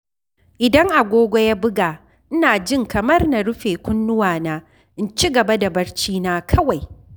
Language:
Hausa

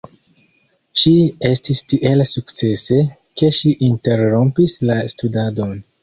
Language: Esperanto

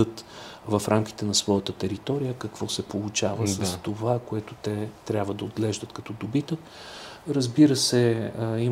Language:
Bulgarian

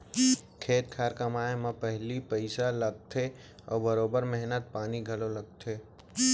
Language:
Chhattisgarhi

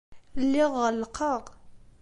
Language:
Kabyle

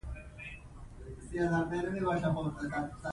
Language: Pashto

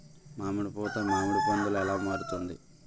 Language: Telugu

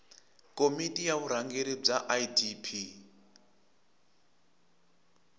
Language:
Tsonga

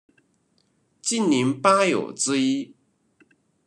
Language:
Chinese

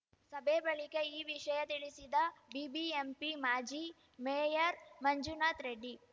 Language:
Kannada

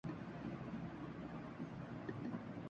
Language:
Urdu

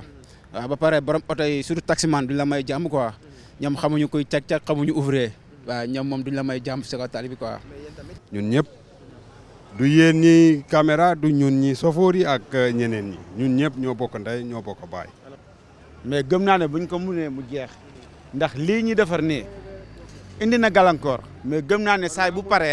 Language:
French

